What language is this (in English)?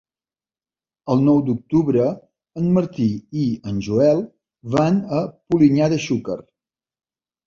Catalan